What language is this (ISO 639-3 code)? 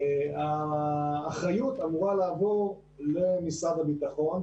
heb